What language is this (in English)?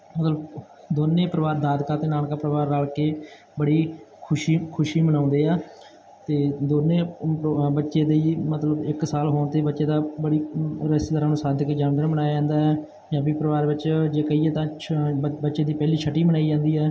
Punjabi